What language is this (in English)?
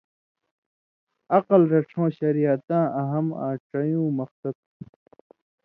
Indus Kohistani